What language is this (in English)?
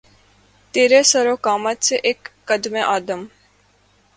Urdu